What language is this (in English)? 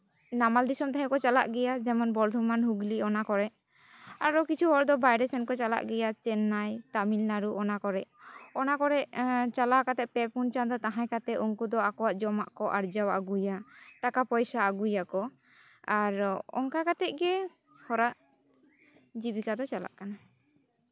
Santali